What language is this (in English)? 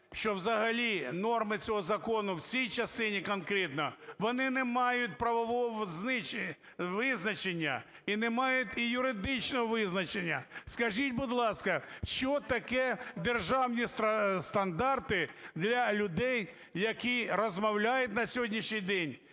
Ukrainian